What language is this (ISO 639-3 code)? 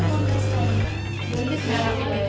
ind